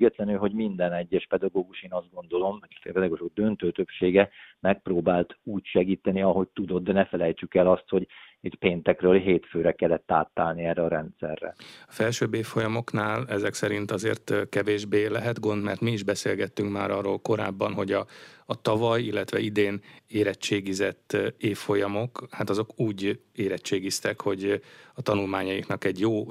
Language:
Hungarian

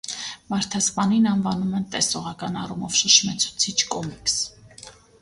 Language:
Armenian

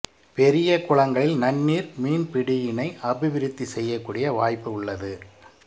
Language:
Tamil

